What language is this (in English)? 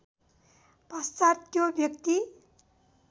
Nepali